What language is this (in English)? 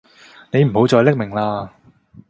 Cantonese